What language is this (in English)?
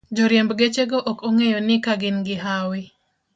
Luo (Kenya and Tanzania)